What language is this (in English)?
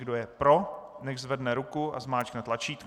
Czech